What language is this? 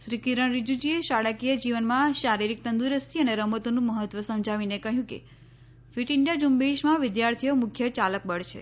Gujarati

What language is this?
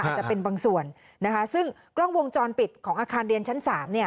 Thai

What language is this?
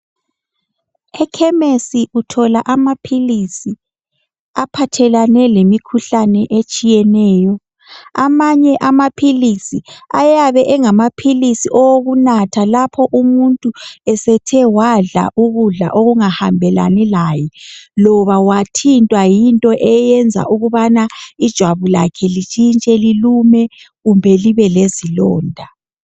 North Ndebele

